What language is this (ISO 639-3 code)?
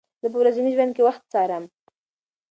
pus